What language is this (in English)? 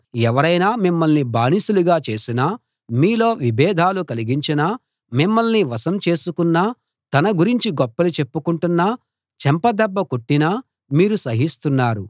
Telugu